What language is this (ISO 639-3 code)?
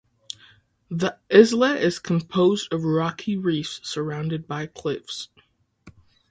eng